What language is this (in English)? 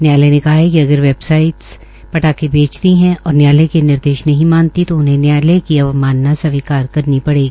Hindi